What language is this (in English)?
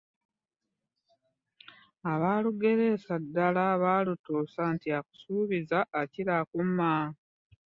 Ganda